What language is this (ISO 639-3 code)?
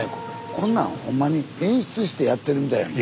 jpn